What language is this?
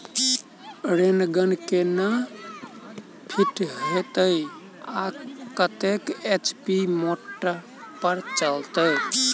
Maithili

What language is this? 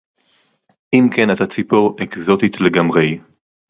Hebrew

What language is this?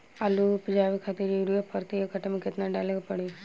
Bhojpuri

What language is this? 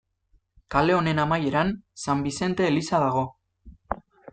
Basque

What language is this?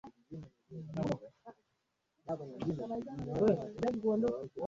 Swahili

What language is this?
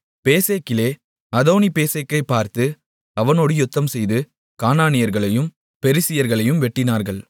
Tamil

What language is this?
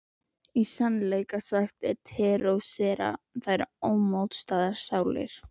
Icelandic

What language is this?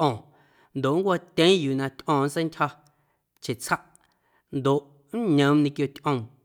Guerrero Amuzgo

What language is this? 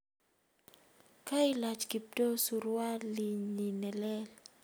Kalenjin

